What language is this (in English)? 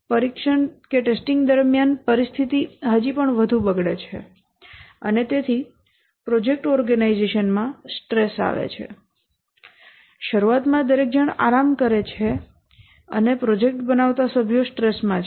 Gujarati